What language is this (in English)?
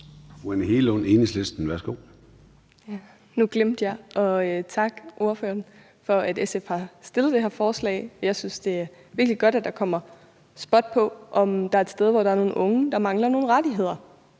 Danish